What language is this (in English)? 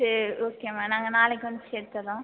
Tamil